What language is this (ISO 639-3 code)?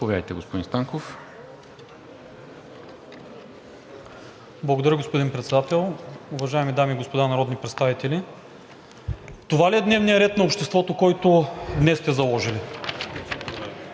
bul